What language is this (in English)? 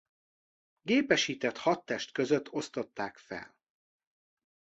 Hungarian